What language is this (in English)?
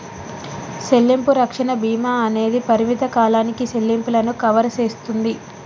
Telugu